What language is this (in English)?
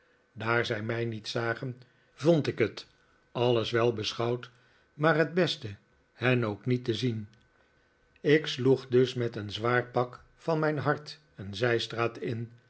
Dutch